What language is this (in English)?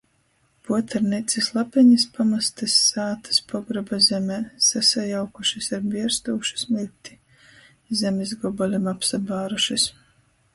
Latgalian